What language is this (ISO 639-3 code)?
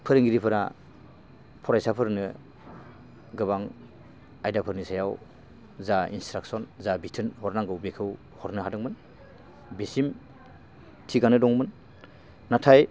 brx